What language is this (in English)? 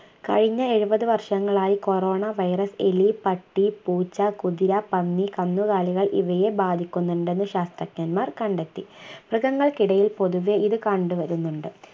Malayalam